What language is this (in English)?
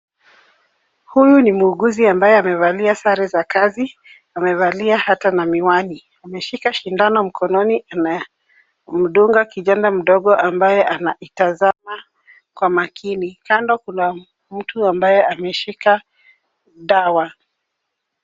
Swahili